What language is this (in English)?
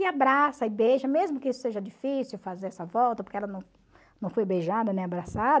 Portuguese